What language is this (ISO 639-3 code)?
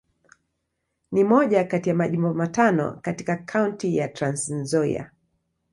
swa